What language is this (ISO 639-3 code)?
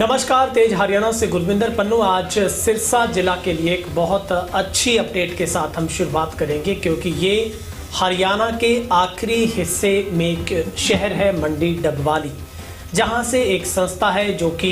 hin